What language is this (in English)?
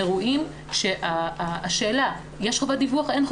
Hebrew